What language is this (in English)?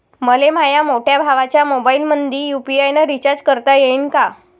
Marathi